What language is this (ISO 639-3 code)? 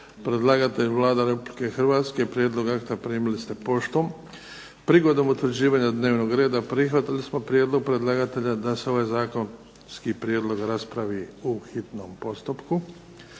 hrv